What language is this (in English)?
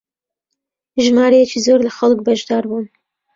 Central Kurdish